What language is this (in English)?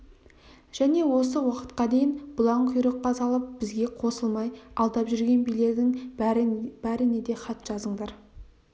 Kazakh